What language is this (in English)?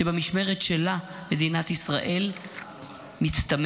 Hebrew